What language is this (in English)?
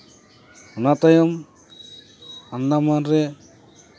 Santali